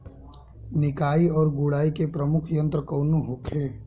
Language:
Bhojpuri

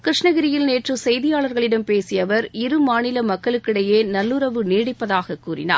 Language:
Tamil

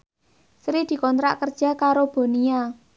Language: Javanese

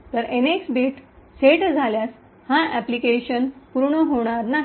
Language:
Marathi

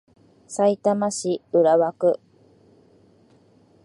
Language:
Japanese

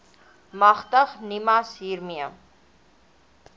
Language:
Afrikaans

